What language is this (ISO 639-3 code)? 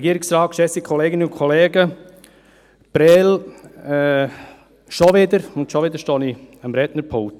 gsw